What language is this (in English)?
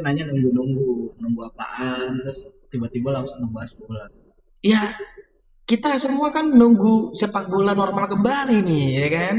Indonesian